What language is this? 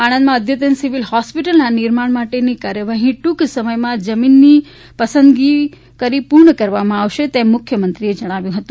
Gujarati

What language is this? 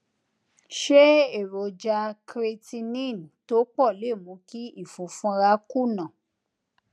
Yoruba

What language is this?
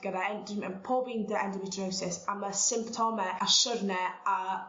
Welsh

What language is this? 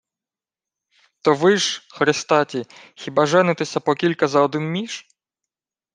Ukrainian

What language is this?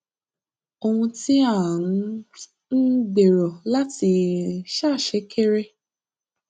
Yoruba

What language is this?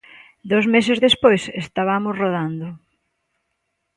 Galician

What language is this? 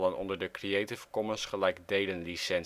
Dutch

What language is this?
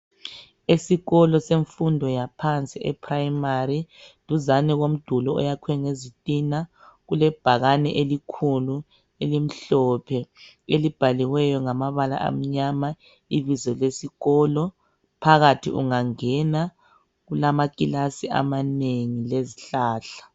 North Ndebele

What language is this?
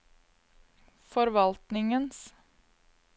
Norwegian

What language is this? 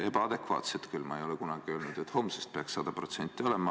Estonian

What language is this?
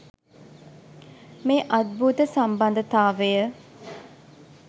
Sinhala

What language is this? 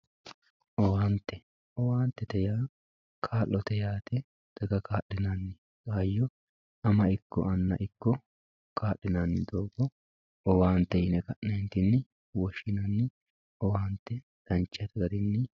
Sidamo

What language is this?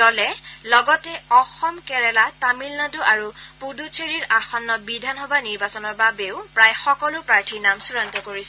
Assamese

